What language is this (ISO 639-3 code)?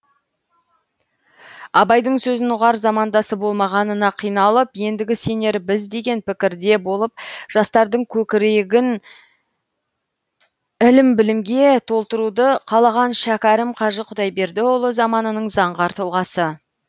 kaz